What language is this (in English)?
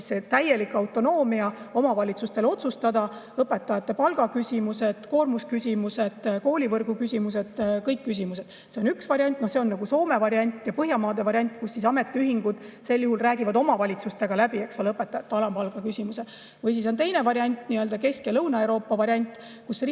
Estonian